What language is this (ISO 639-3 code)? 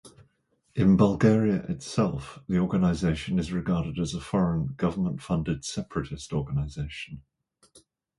eng